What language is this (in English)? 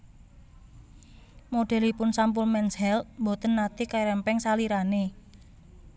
Javanese